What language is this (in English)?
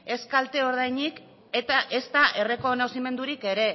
Basque